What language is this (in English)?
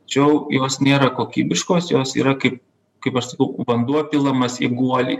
Lithuanian